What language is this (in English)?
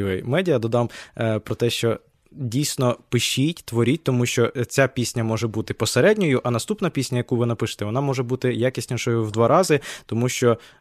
Ukrainian